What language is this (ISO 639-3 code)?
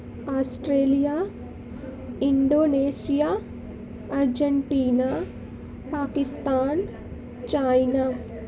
urd